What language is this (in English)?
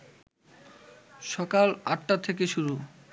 Bangla